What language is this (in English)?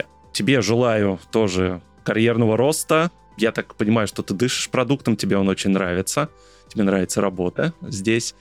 Russian